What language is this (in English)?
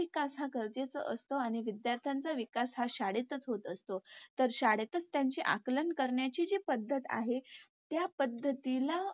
Marathi